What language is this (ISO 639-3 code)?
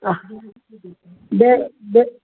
snd